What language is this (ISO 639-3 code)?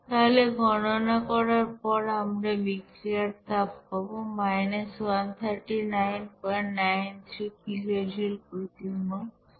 ben